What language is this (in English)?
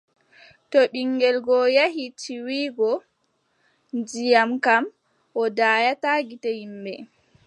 Adamawa Fulfulde